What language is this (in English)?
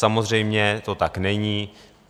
Czech